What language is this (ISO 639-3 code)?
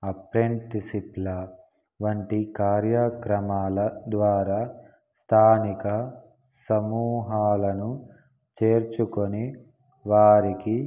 tel